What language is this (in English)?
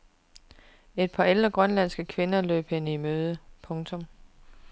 Danish